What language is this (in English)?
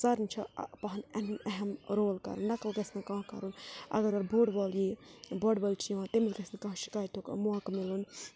Kashmiri